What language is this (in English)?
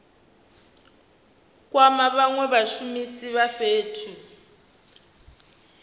Venda